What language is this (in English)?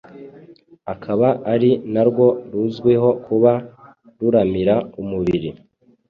Kinyarwanda